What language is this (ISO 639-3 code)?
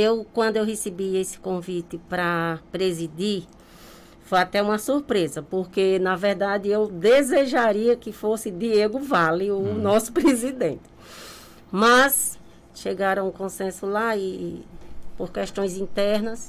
por